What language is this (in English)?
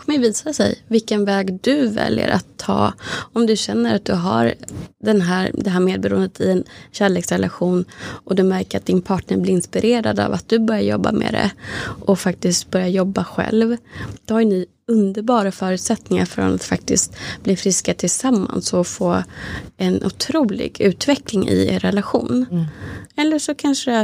Swedish